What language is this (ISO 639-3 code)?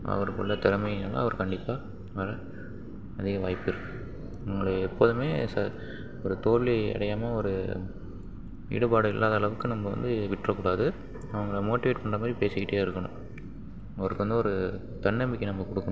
tam